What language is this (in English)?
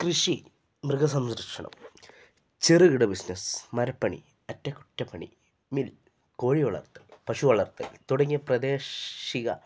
Malayalam